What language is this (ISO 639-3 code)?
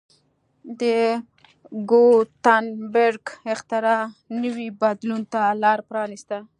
pus